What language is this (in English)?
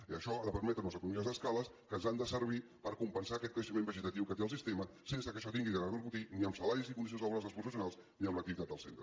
Catalan